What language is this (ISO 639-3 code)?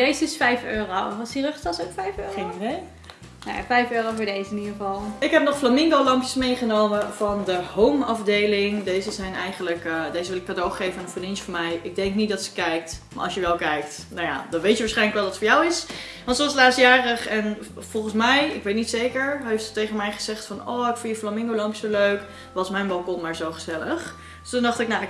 nld